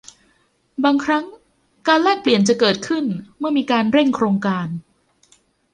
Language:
Thai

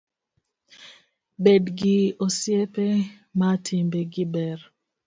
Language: Luo (Kenya and Tanzania)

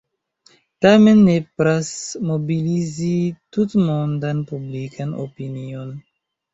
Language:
Esperanto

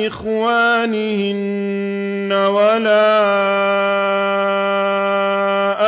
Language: Arabic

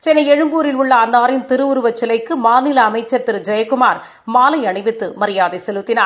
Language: Tamil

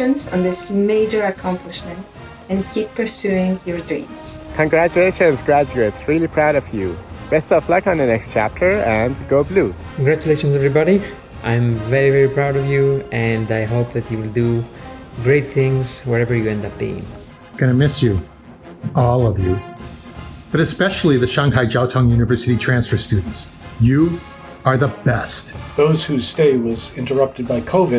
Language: English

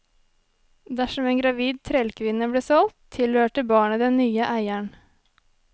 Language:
Norwegian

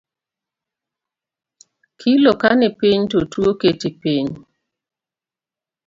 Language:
Luo (Kenya and Tanzania)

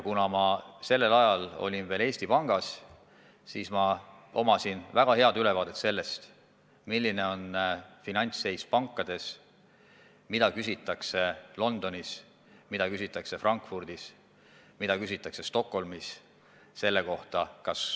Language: Estonian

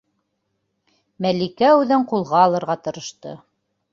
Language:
Bashkir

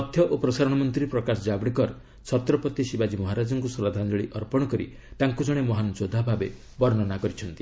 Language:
Odia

